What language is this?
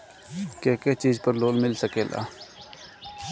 Bhojpuri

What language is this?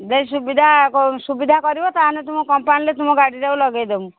Odia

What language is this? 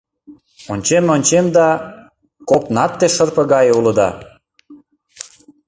Mari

